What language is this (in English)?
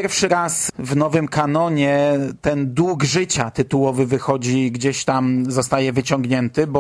Polish